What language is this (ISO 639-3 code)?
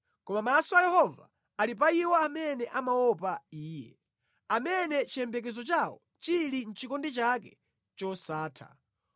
nya